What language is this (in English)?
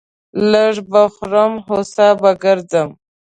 Pashto